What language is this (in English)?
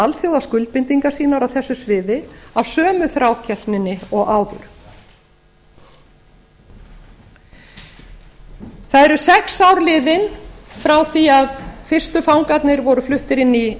Icelandic